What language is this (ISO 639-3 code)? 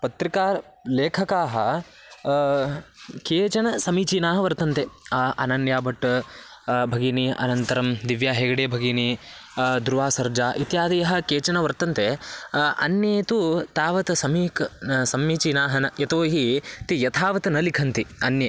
san